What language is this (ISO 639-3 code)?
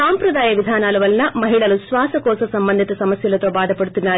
tel